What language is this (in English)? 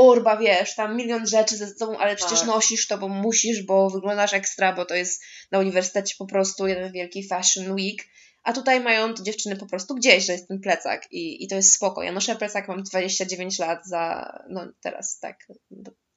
Polish